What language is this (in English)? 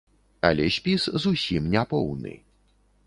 Belarusian